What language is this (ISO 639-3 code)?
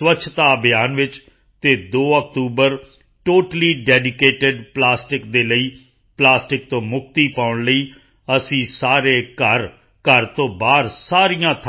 pan